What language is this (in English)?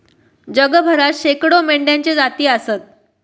Marathi